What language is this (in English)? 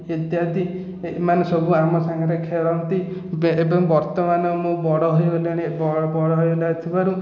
Odia